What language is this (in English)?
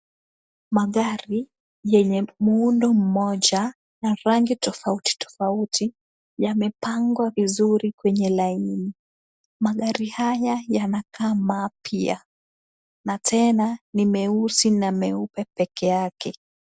Swahili